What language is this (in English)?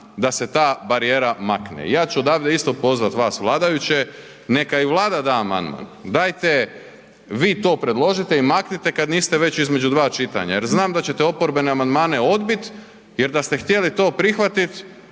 Croatian